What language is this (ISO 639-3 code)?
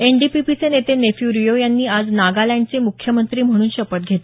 mar